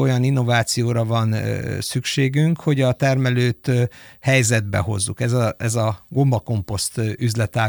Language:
Hungarian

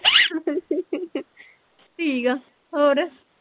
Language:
Punjabi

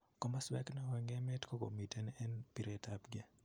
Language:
Kalenjin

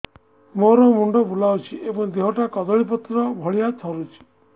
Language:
Odia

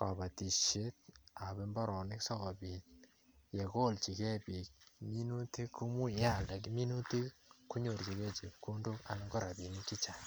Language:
Kalenjin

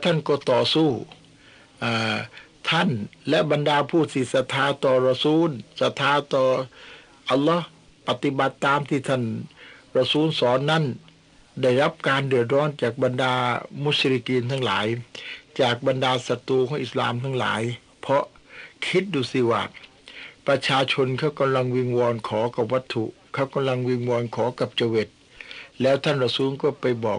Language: Thai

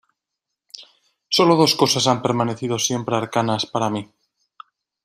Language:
Spanish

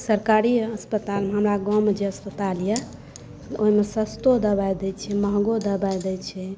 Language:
Maithili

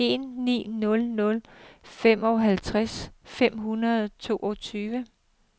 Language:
Danish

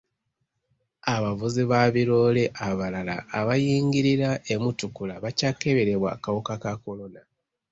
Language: Ganda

